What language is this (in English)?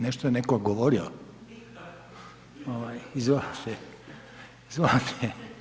Croatian